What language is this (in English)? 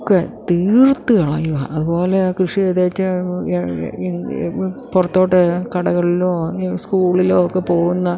Malayalam